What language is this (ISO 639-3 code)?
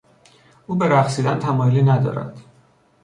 fas